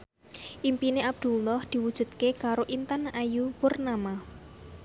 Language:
Javanese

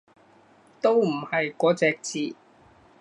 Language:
Cantonese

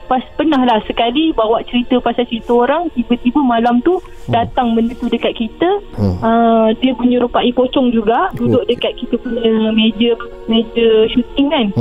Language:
Malay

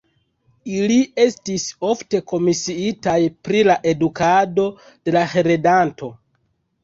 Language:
Esperanto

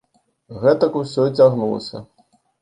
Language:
Belarusian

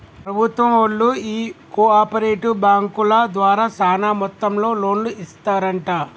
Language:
Telugu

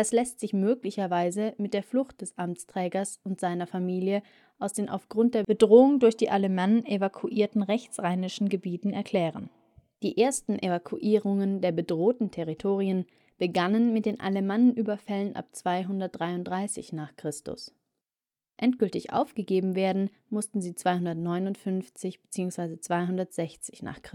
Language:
German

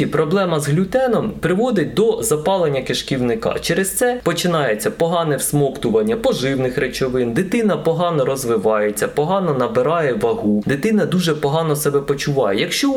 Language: Ukrainian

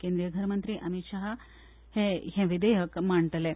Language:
Konkani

